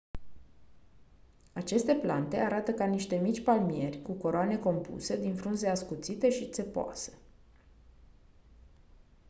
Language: Romanian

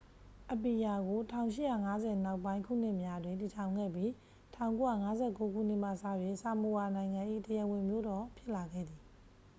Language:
Burmese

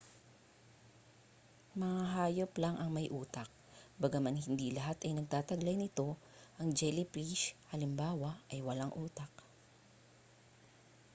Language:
Filipino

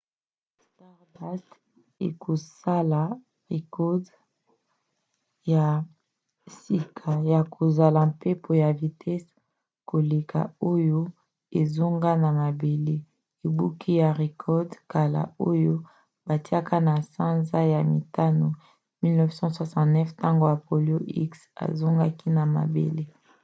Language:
Lingala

